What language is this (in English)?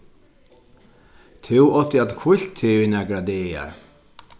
Faroese